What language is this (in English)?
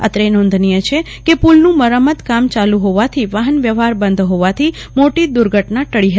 Gujarati